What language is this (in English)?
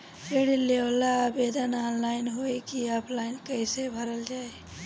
Bhojpuri